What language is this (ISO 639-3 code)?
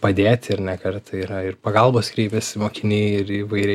lit